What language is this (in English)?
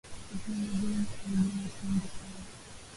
Swahili